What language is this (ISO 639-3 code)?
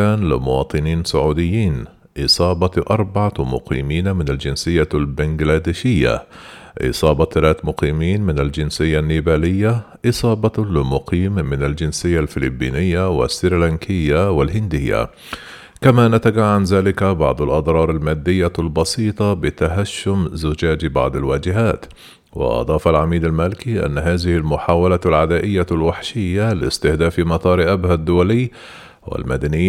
ara